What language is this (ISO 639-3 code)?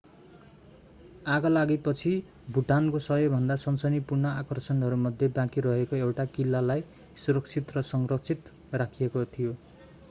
nep